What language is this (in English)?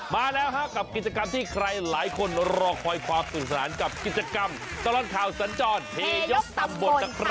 Thai